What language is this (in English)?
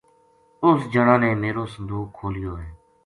Gujari